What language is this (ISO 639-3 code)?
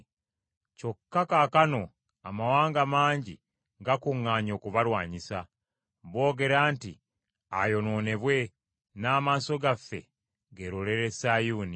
lug